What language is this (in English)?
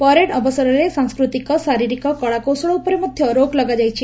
Odia